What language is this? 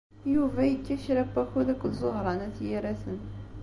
Kabyle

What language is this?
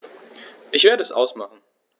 German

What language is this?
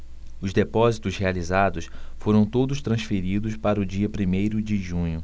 Portuguese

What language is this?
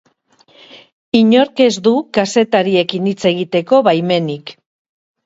Basque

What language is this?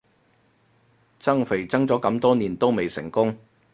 Cantonese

